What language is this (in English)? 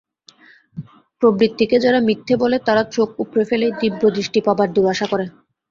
Bangla